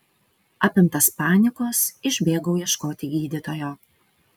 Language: Lithuanian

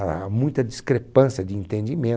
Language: Portuguese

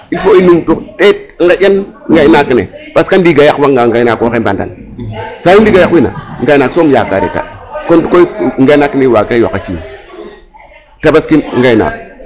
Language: Serer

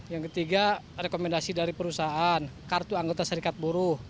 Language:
Indonesian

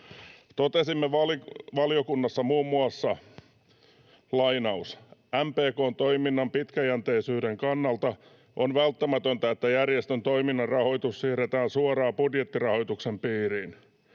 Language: Finnish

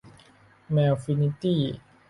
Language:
Thai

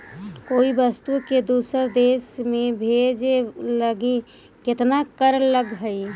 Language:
Magahi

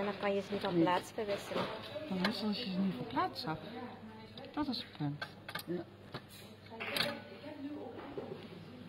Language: Dutch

